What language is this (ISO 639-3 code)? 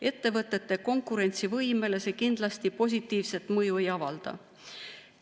est